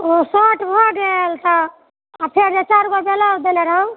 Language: Maithili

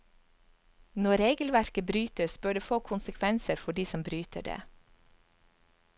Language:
Norwegian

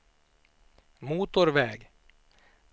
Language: Swedish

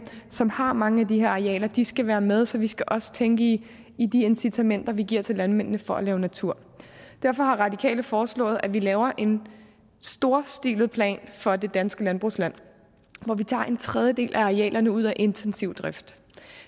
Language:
Danish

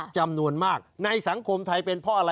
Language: Thai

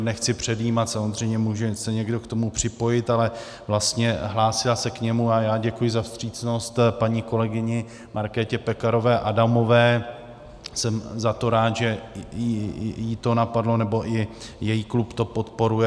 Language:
Czech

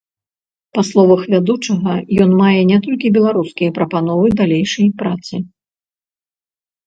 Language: Belarusian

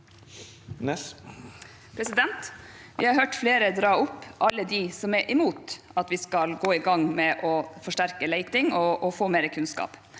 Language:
Norwegian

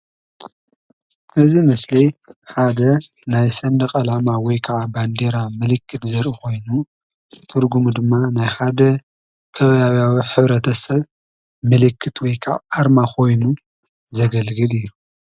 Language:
Tigrinya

